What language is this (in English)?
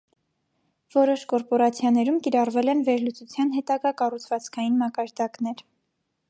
Armenian